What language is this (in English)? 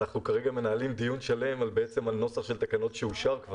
Hebrew